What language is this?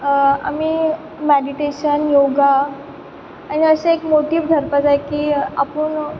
Konkani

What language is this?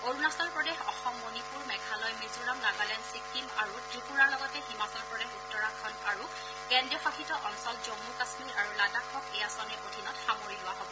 Assamese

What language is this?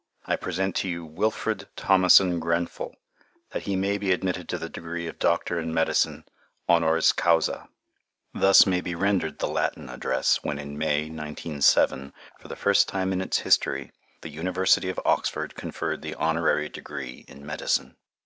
English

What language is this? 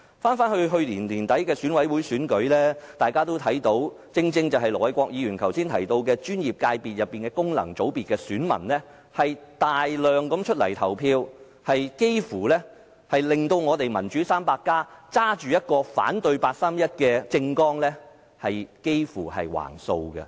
Cantonese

